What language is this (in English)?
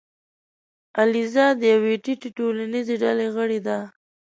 Pashto